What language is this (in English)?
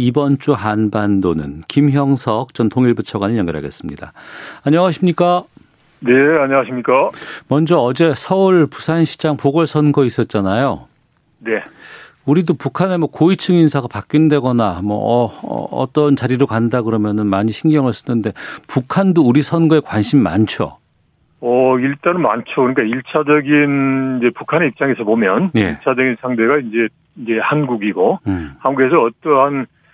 Korean